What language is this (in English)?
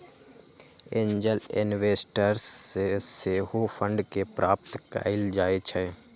Magahi